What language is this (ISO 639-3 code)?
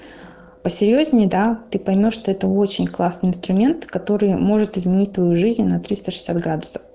rus